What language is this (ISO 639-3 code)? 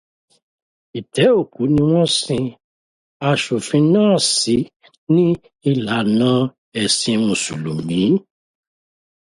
yor